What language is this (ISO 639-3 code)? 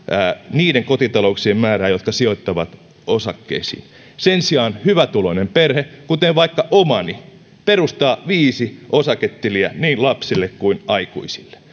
fin